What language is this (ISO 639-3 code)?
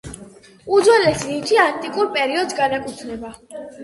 kat